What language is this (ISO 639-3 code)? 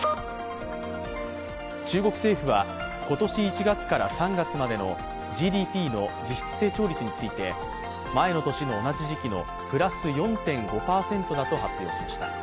jpn